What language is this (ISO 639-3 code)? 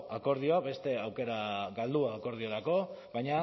eus